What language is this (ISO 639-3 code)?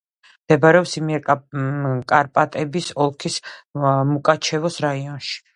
kat